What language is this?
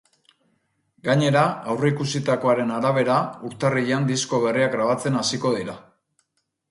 Basque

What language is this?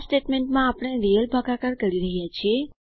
Gujarati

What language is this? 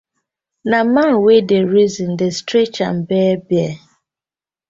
Nigerian Pidgin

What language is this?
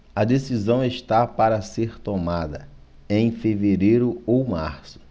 Portuguese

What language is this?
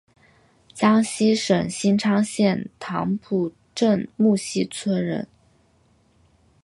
Chinese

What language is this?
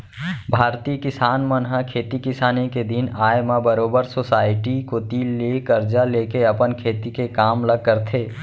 Chhattisgarhi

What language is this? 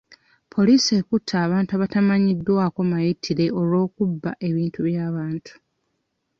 Ganda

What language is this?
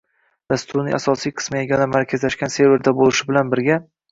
Uzbek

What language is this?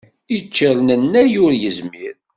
Kabyle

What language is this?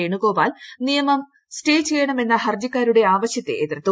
Malayalam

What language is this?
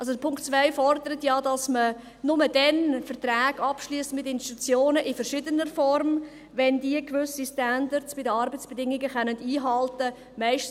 Swiss German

